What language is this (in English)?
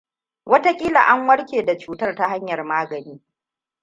Hausa